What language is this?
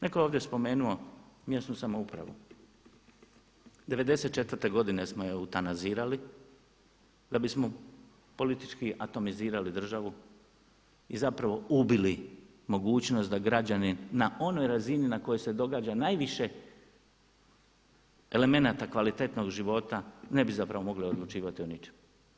Croatian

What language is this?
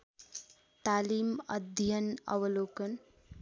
Nepali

